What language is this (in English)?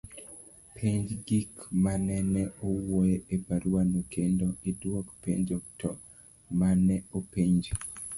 Luo (Kenya and Tanzania)